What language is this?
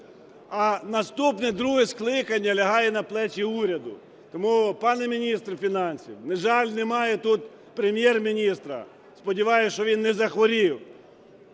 Ukrainian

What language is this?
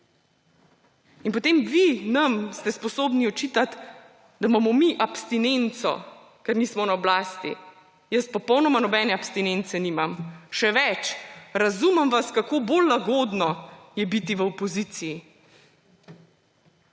Slovenian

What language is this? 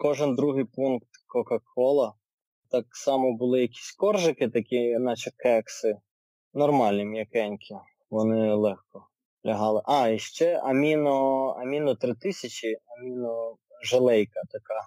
Ukrainian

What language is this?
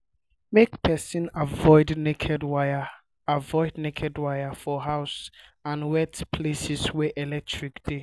Nigerian Pidgin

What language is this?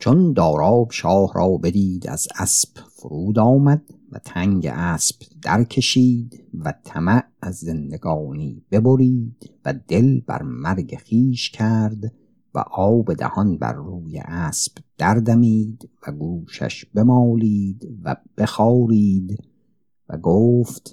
Persian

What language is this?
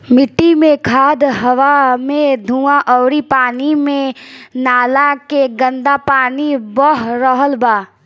Bhojpuri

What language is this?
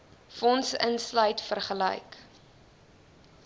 Afrikaans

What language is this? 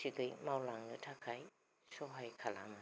Bodo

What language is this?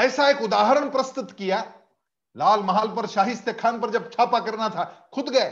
Hindi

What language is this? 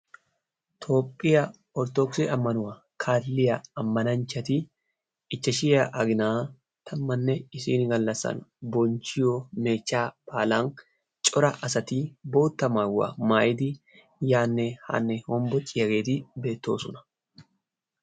Wolaytta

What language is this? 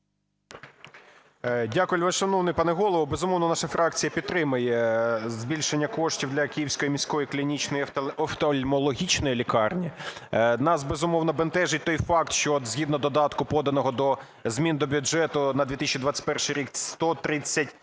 Ukrainian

